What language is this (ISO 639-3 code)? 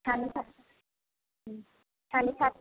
brx